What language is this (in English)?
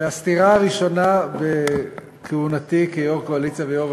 Hebrew